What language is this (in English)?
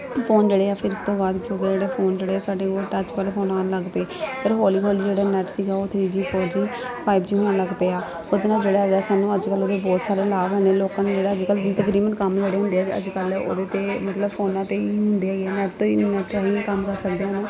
Punjabi